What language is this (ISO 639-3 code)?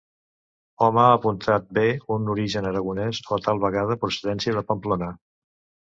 cat